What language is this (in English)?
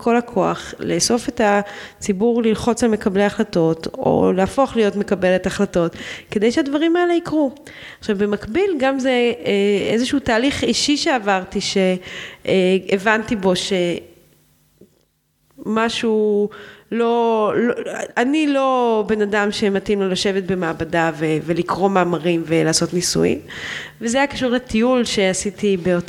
Hebrew